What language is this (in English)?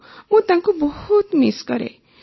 Odia